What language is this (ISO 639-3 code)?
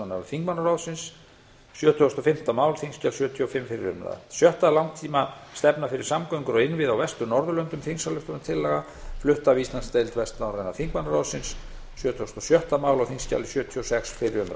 isl